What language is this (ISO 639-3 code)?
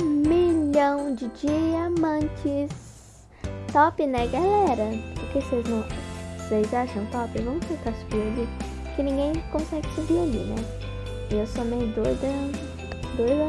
por